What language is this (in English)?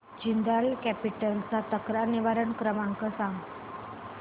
Marathi